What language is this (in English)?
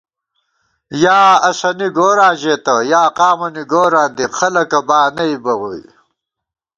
Gawar-Bati